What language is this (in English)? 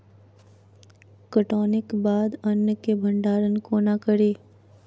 Maithili